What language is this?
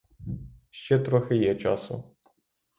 Ukrainian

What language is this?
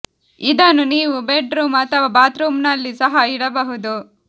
Kannada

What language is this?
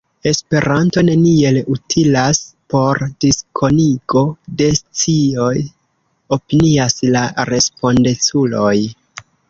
Esperanto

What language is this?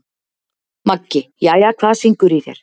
Icelandic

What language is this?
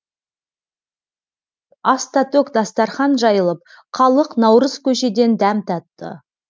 Kazakh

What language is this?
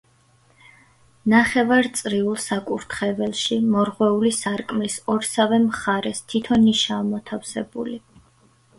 Georgian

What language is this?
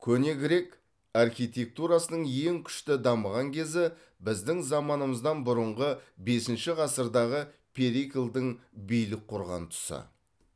Kazakh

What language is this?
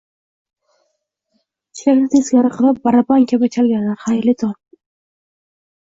Uzbek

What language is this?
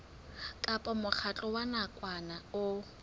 Southern Sotho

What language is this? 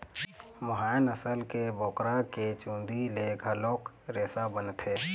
Chhattisgarhi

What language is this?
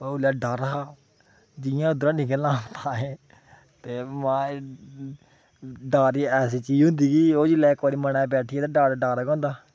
Dogri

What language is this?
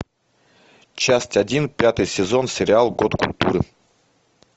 Russian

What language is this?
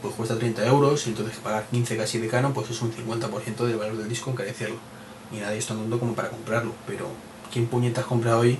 Spanish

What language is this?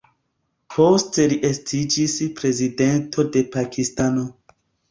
Esperanto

